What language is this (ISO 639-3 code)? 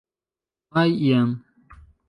epo